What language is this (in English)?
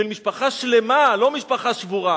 Hebrew